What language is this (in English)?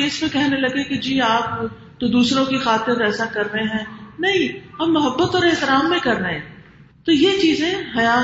Urdu